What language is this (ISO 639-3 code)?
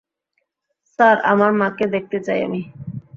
ben